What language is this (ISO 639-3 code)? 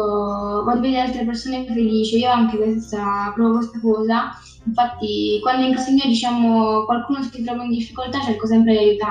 ita